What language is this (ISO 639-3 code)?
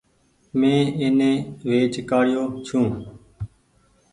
gig